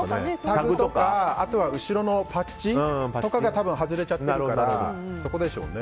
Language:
Japanese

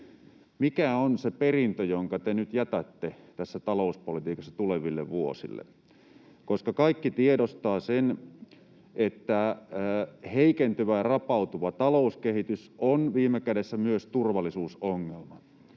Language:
Finnish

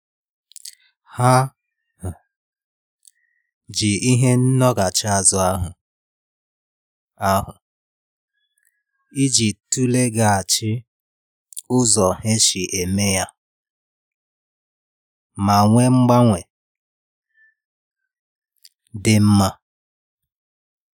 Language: Igbo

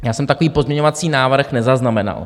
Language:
Czech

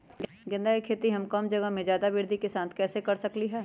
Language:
Magahi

